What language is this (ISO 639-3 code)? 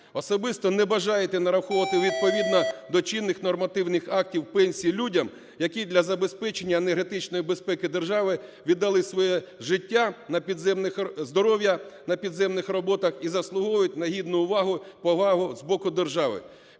ukr